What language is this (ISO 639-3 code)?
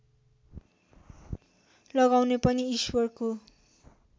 nep